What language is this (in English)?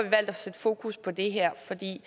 Danish